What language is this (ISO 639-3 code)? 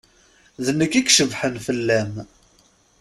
kab